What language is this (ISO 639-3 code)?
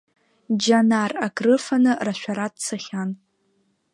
abk